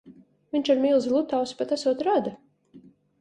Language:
Latvian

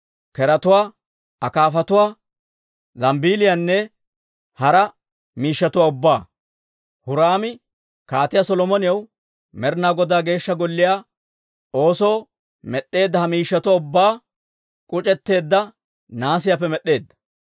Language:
Dawro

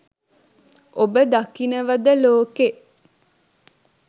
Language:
Sinhala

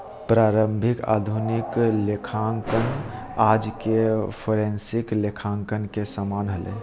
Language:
Magahi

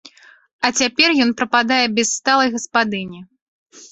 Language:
Belarusian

